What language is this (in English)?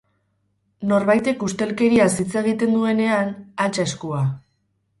Basque